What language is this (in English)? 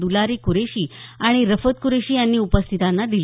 Marathi